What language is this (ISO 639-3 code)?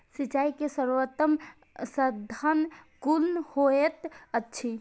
mai